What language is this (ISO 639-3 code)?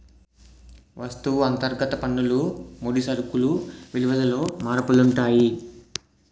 tel